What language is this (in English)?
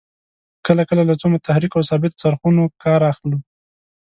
Pashto